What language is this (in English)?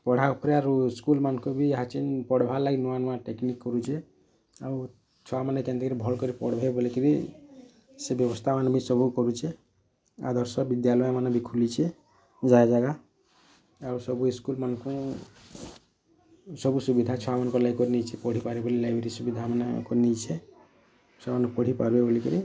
Odia